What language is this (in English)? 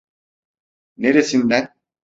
Turkish